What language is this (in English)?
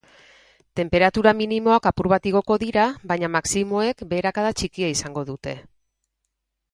Basque